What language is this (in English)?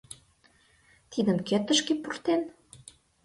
Mari